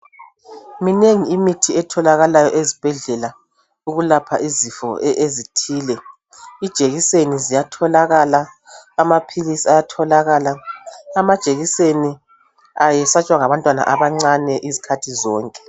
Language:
North Ndebele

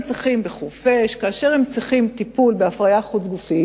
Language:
Hebrew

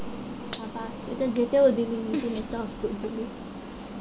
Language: Bangla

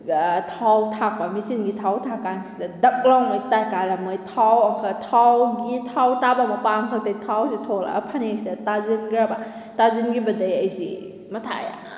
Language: Manipuri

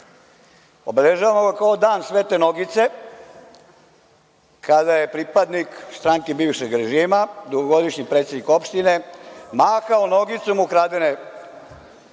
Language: Serbian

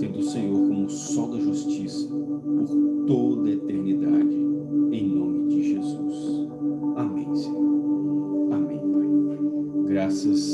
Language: Portuguese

